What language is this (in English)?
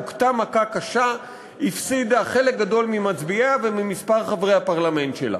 Hebrew